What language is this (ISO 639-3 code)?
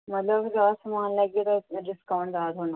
doi